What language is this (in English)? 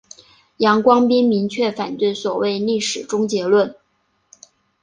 Chinese